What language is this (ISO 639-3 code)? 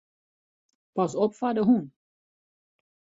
fry